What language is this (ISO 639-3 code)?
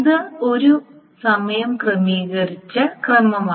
mal